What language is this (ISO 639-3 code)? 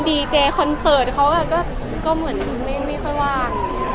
tha